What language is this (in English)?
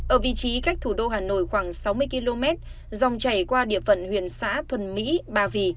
Vietnamese